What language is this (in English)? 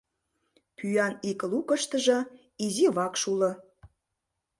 Mari